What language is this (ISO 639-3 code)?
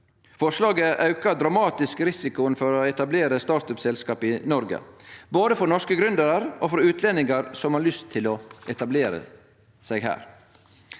nor